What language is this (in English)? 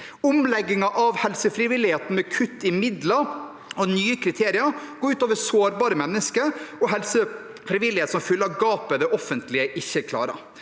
Norwegian